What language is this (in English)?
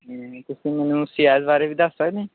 Punjabi